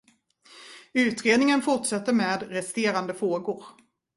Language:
Swedish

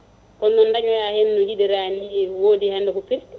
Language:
Fula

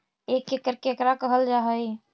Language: Magahi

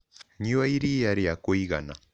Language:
Kikuyu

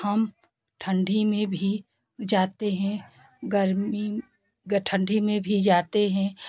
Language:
Hindi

